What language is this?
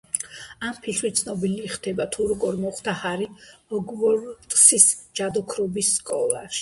Georgian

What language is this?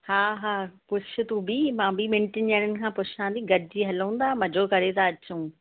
Sindhi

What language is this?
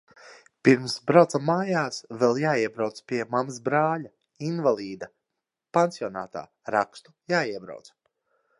Latvian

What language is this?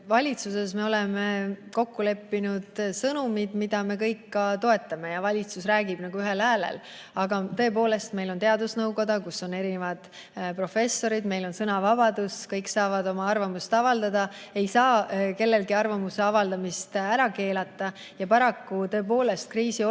Estonian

